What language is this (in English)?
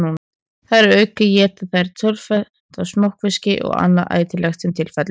Icelandic